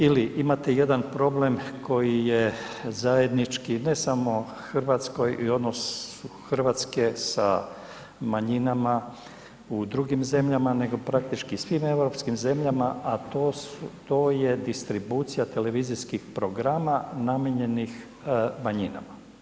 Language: Croatian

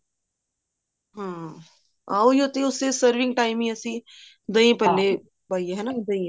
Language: Punjabi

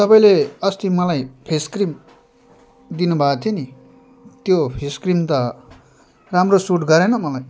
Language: Nepali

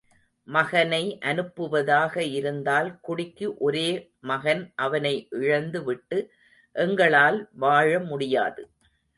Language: Tamil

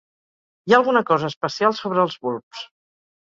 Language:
Catalan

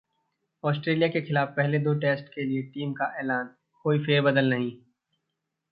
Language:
Hindi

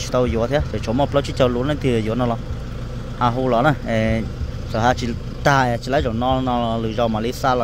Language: Thai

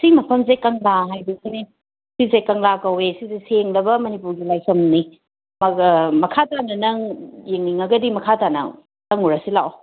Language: Manipuri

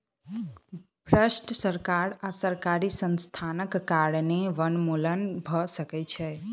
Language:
Maithili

